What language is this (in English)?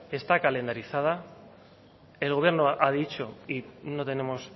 Spanish